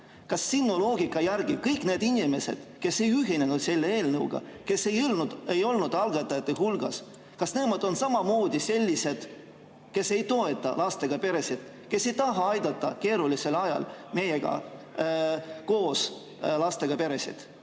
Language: Estonian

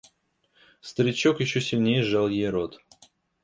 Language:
Russian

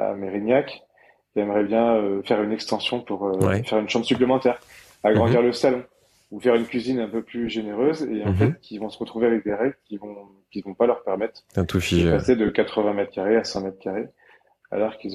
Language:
French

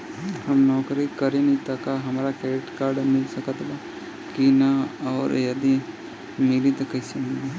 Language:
Bhojpuri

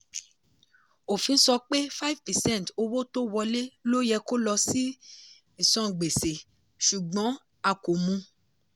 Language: Yoruba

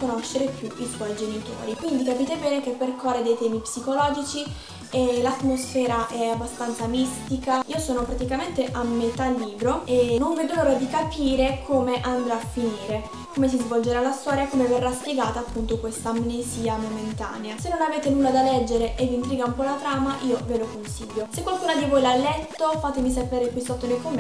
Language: Italian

